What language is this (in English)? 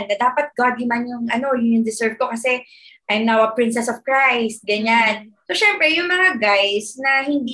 Filipino